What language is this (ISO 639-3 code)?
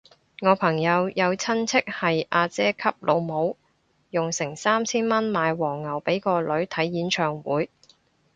yue